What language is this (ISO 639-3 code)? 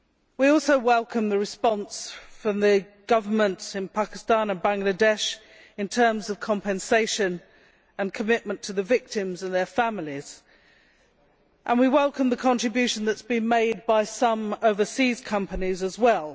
eng